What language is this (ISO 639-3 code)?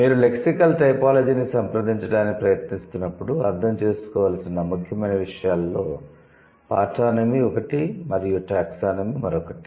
tel